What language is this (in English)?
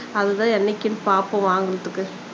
Tamil